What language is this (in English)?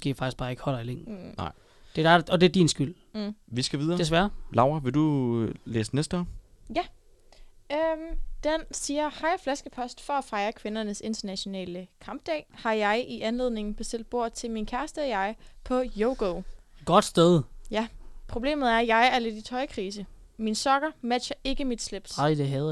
Danish